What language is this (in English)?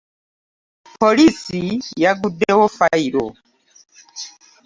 Ganda